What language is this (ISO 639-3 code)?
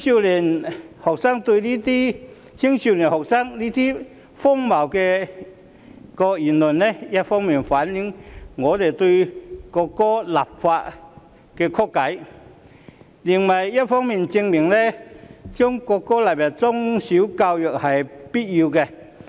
yue